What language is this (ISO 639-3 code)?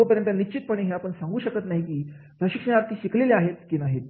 mar